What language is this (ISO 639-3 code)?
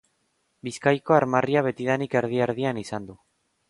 eus